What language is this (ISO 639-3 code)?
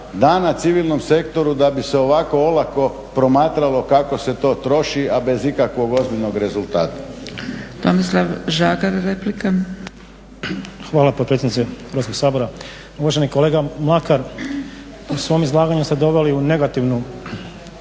hrv